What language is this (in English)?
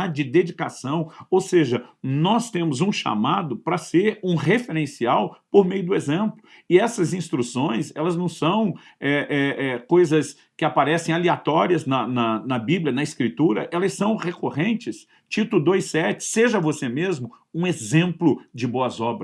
Portuguese